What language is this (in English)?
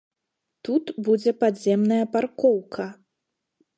Belarusian